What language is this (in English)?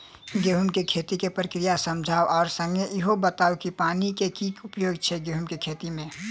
Maithili